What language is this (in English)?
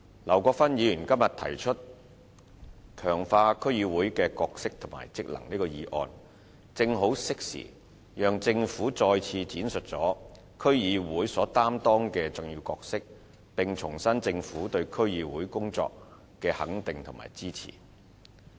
Cantonese